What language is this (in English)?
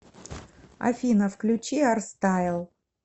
Russian